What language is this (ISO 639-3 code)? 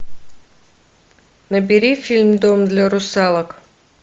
rus